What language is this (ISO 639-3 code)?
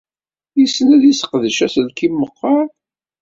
kab